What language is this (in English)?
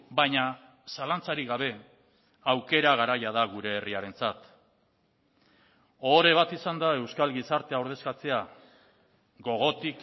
Basque